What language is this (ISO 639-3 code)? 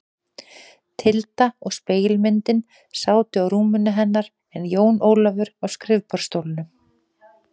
isl